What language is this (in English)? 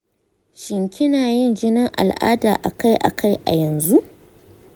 Hausa